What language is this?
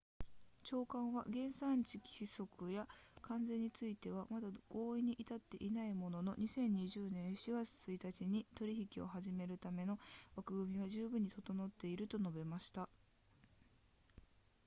Japanese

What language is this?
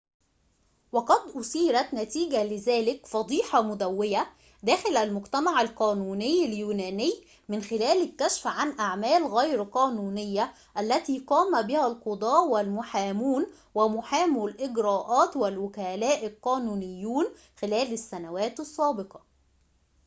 Arabic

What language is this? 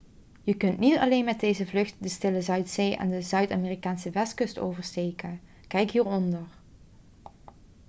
Dutch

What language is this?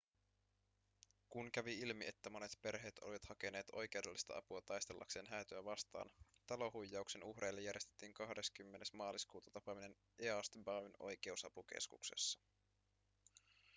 Finnish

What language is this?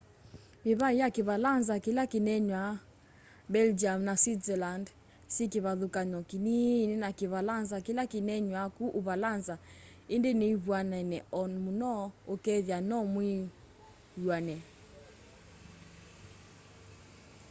Kamba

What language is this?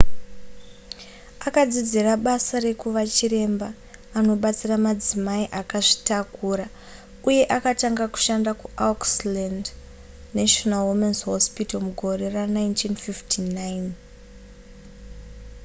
Shona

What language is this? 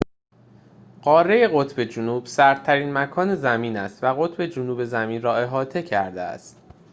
Persian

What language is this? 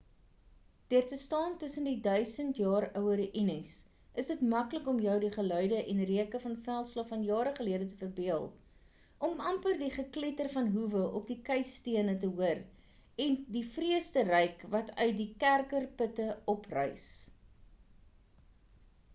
Afrikaans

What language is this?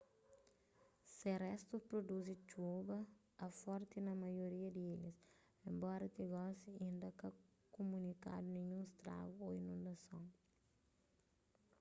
Kabuverdianu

